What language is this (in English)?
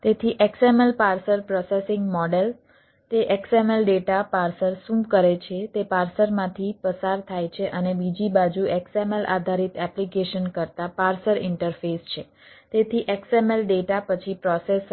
Gujarati